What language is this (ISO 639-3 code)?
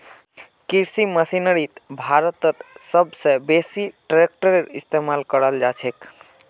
mag